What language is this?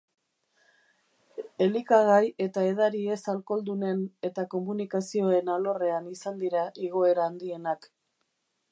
Basque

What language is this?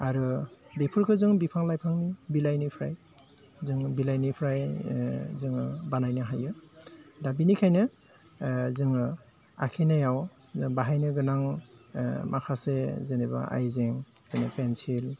Bodo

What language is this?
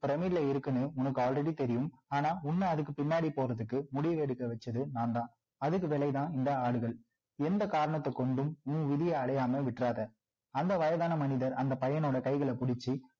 Tamil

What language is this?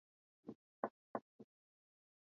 Swahili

